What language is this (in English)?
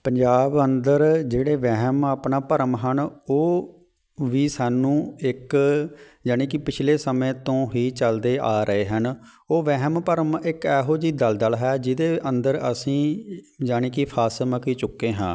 Punjabi